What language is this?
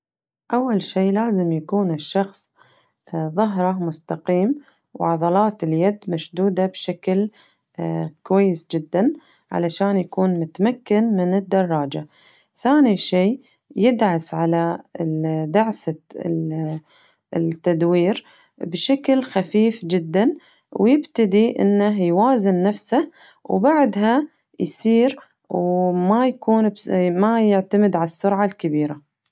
Najdi Arabic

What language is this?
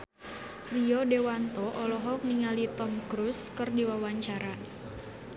Sundanese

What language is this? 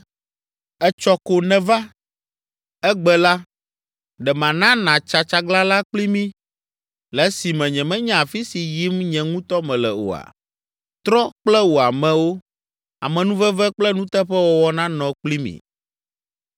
Ewe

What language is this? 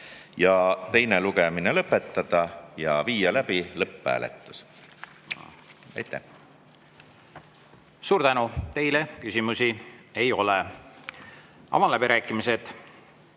Estonian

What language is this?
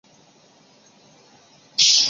Chinese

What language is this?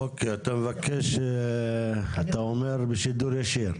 Hebrew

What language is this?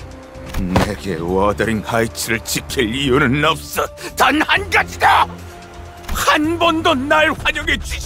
Korean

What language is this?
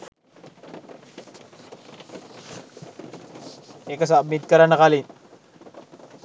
Sinhala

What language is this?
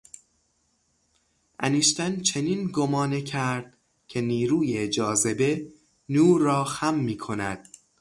Persian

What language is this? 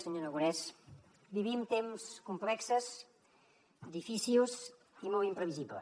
Catalan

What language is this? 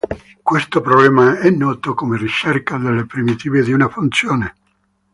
Italian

